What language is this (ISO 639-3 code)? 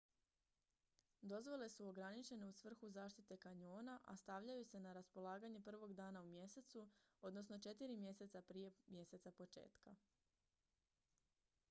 hrv